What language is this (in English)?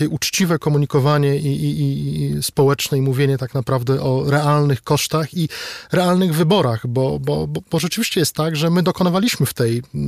Polish